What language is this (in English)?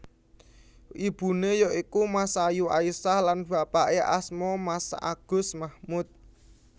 Javanese